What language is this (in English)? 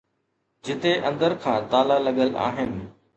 Sindhi